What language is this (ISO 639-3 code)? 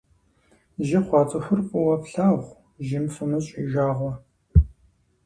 kbd